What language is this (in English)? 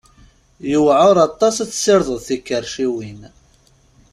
Kabyle